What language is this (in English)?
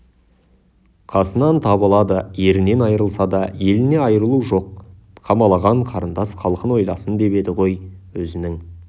Kazakh